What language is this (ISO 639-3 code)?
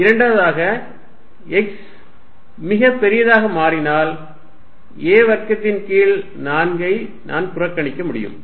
tam